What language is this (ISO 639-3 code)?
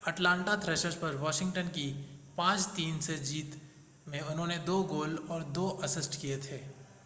hin